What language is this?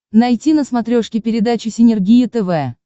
Russian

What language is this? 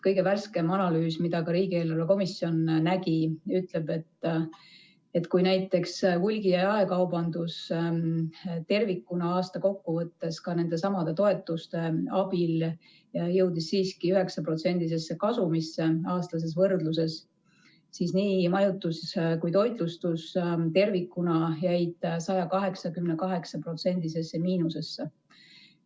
Estonian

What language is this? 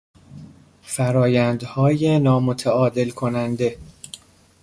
Persian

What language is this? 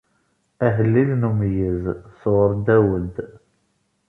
Kabyle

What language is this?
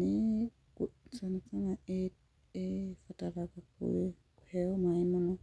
Kikuyu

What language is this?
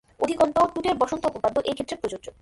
Bangla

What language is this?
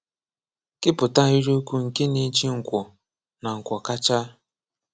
Igbo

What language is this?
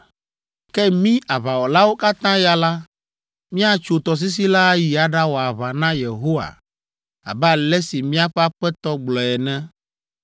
Ewe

